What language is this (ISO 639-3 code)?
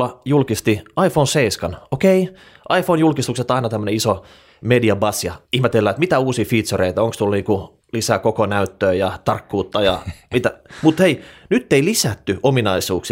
fin